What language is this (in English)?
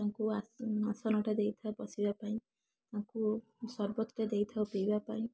Odia